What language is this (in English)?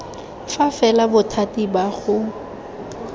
Tswana